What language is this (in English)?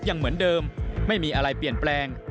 Thai